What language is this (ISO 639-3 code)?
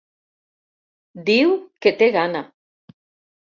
cat